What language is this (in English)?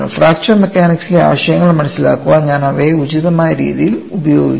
Malayalam